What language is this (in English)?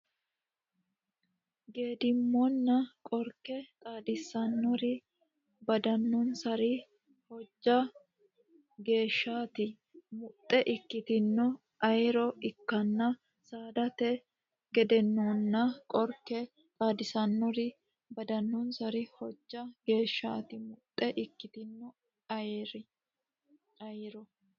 Sidamo